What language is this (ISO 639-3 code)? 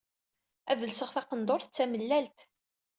kab